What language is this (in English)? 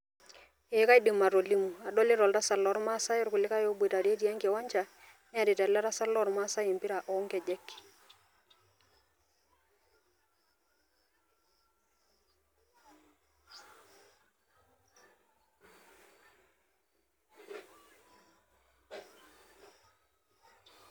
Masai